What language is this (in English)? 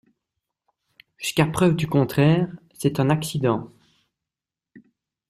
French